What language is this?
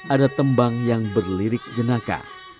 Indonesian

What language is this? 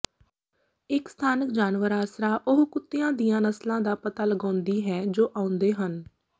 Punjabi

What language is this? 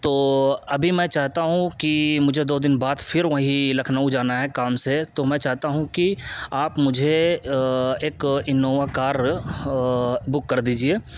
Urdu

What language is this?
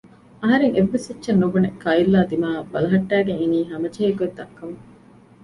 Divehi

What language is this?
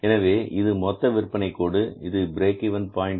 Tamil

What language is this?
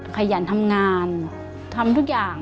Thai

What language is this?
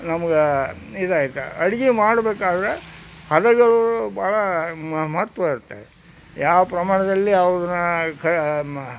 Kannada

